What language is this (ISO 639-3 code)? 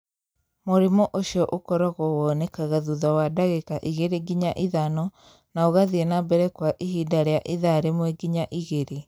kik